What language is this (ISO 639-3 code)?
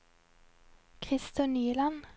nor